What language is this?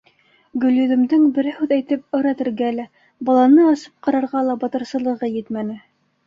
Bashkir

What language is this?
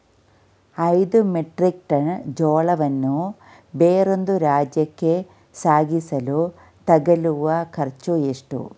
Kannada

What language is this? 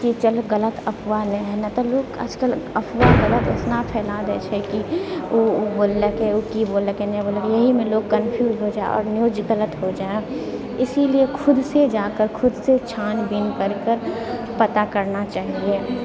Maithili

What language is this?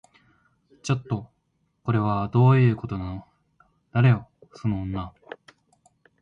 Japanese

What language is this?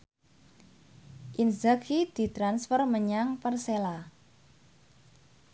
Javanese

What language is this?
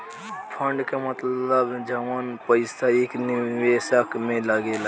Bhojpuri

